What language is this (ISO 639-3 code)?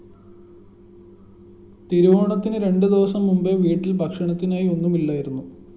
mal